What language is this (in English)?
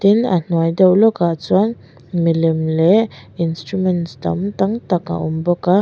Mizo